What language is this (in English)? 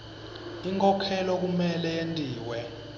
Swati